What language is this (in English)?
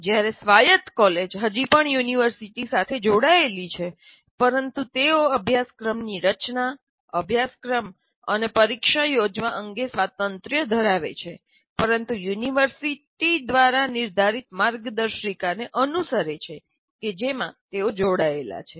Gujarati